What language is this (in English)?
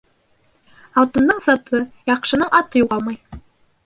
Bashkir